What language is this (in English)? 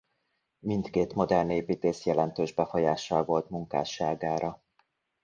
Hungarian